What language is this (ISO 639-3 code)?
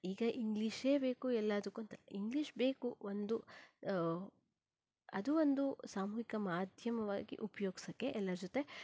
kan